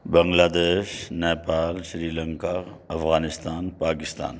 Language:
Urdu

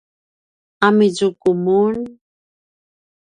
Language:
Paiwan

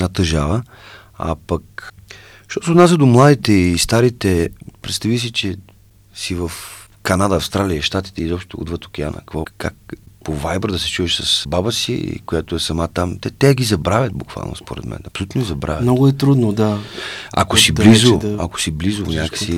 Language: Bulgarian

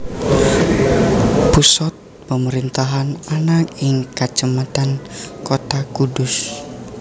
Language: Javanese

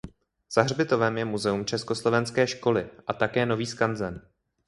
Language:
Czech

